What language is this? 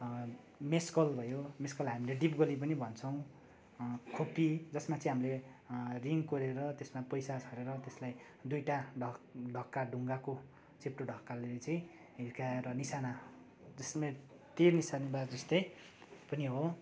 Nepali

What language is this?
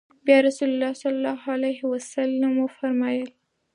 Pashto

